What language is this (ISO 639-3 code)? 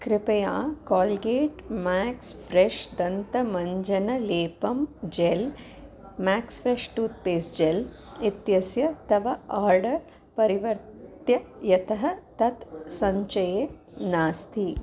san